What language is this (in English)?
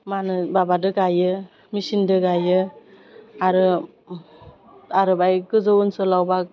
Bodo